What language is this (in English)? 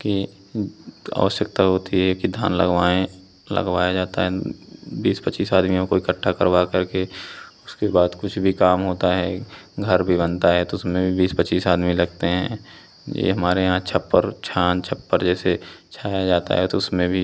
Hindi